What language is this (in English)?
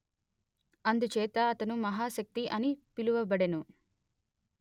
Telugu